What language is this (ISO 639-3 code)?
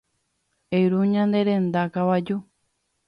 grn